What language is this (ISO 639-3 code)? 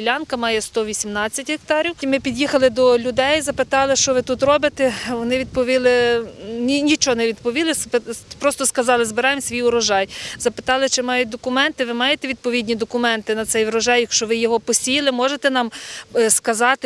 ukr